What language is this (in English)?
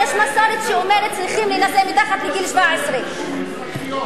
Hebrew